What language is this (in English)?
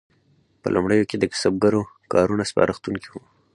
Pashto